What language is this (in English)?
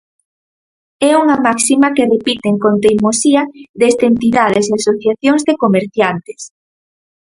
Galician